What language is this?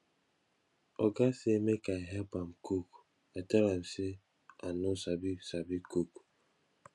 Nigerian Pidgin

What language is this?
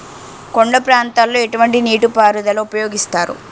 Telugu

